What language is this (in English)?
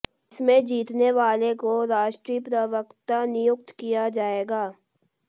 Hindi